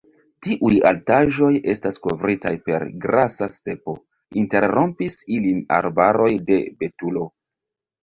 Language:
Esperanto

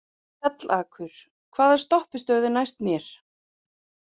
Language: Icelandic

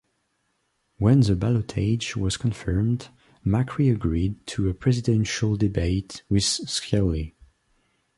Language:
English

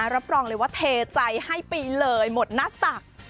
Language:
Thai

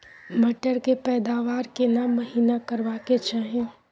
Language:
Maithili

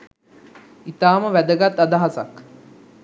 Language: Sinhala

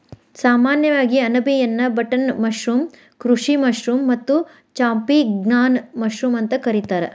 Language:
Kannada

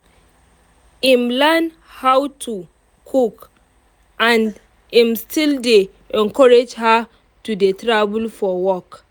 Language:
Nigerian Pidgin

